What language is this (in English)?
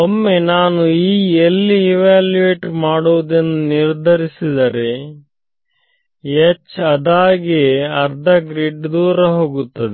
Kannada